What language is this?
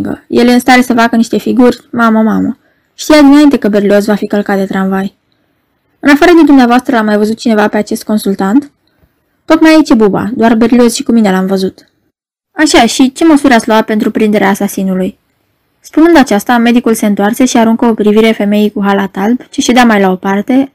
Romanian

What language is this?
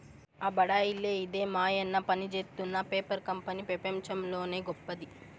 Telugu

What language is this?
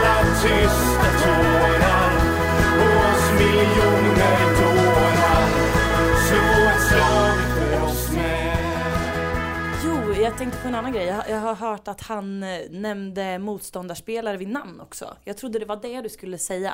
Swedish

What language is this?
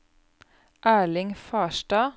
Norwegian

